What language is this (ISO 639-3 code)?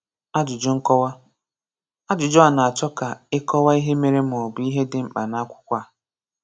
ibo